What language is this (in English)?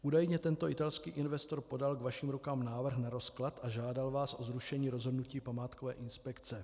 Czech